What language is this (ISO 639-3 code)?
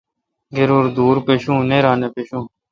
xka